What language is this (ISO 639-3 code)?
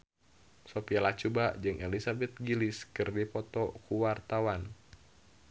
sun